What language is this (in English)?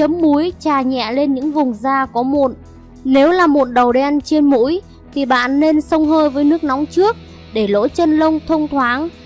Vietnamese